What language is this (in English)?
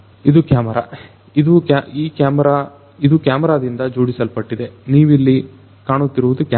Kannada